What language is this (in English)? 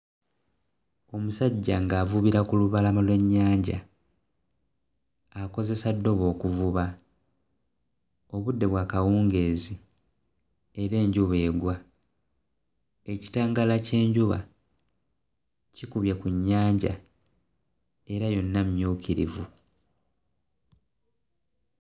Ganda